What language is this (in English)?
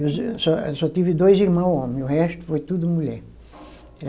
Portuguese